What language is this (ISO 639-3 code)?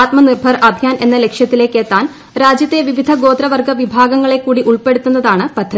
mal